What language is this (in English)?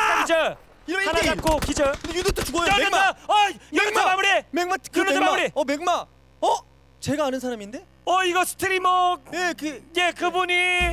Korean